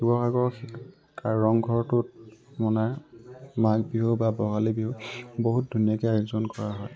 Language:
Assamese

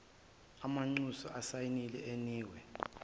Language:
Zulu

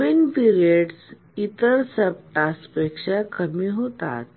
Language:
Marathi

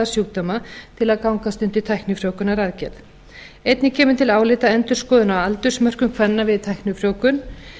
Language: Icelandic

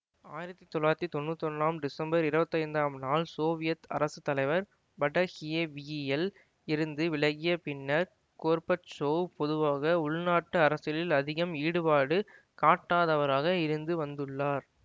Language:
Tamil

